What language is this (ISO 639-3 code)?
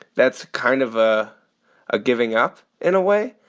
eng